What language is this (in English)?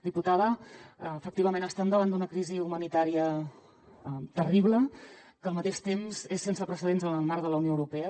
Catalan